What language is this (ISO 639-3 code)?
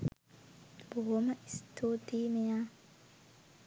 sin